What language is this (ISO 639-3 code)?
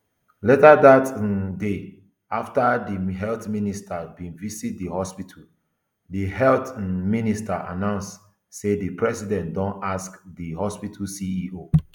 pcm